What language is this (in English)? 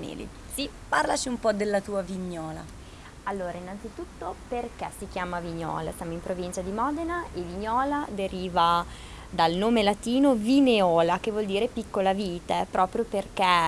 Italian